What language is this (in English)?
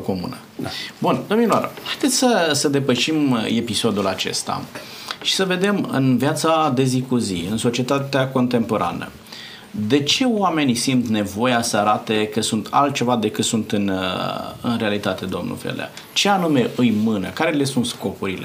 Romanian